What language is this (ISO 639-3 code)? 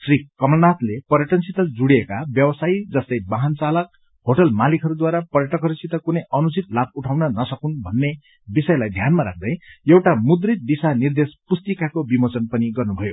nep